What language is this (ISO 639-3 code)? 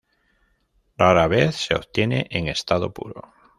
spa